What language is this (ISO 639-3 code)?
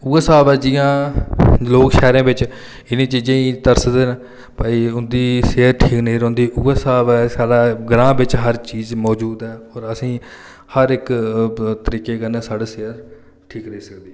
doi